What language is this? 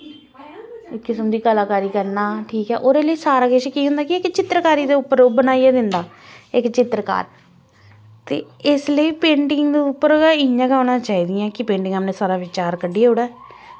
Dogri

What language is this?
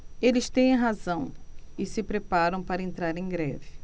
Portuguese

